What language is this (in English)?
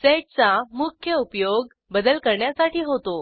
Marathi